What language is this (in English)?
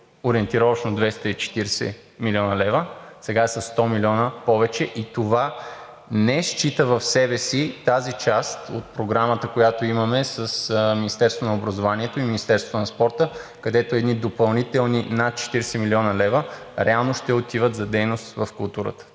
Bulgarian